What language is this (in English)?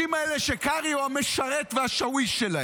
Hebrew